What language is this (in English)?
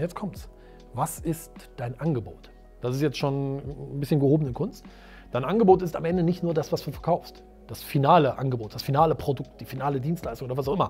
German